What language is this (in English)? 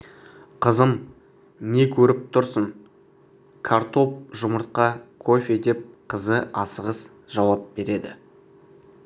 Kazakh